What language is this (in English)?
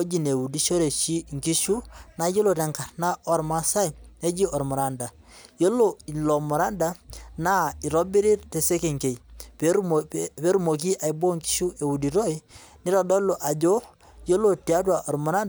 Masai